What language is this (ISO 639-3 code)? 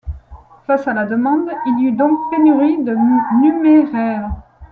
fra